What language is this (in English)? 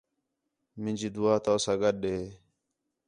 Khetrani